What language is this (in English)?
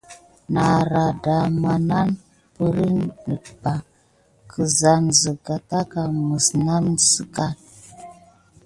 Gidar